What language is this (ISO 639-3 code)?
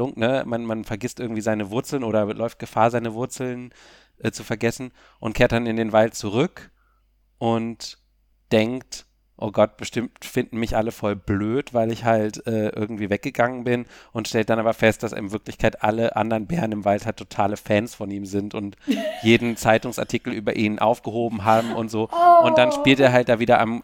deu